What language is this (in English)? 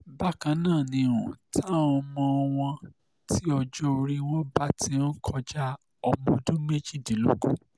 Yoruba